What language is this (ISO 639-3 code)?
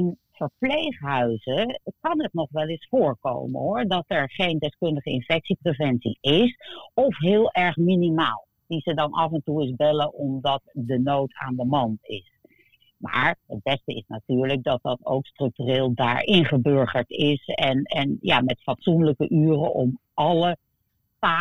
nld